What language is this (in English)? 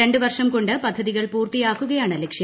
Malayalam